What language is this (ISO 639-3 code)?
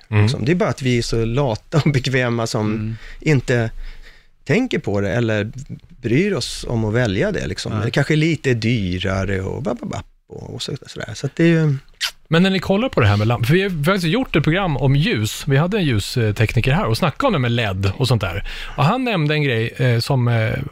swe